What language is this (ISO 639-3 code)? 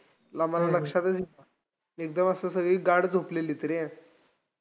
mar